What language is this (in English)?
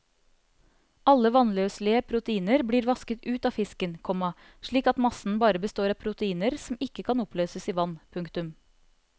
Norwegian